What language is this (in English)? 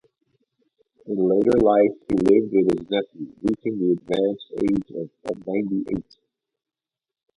English